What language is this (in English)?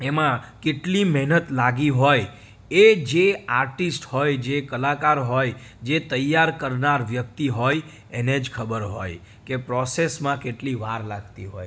Gujarati